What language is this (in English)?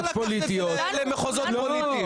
Hebrew